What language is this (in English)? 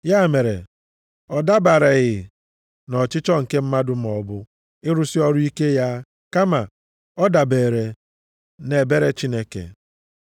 Igbo